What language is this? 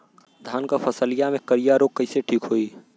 Bhojpuri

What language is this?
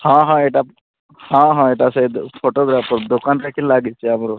Odia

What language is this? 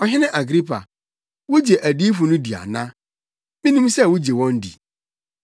Akan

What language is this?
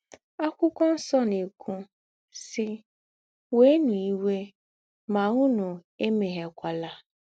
Igbo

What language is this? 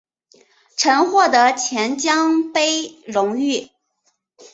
Chinese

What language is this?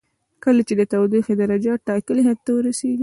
Pashto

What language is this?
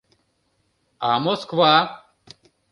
Mari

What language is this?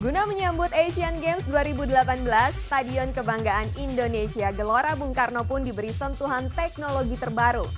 Indonesian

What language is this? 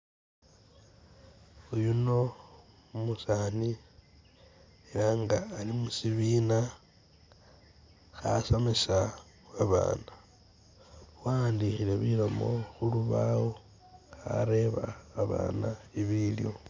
Masaaba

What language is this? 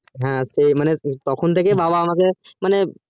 Bangla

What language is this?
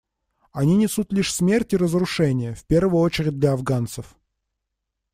Russian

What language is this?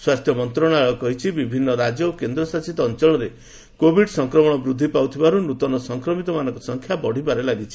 Odia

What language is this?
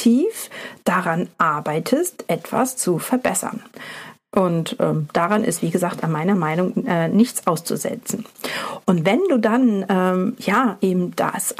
German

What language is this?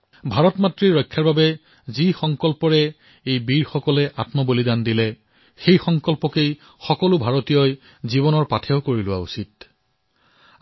Assamese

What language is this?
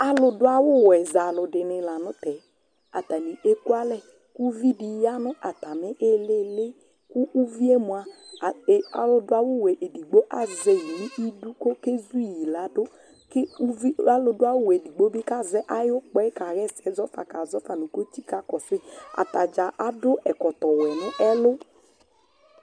Ikposo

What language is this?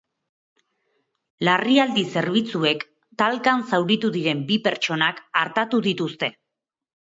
Basque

